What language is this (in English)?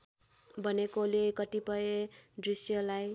Nepali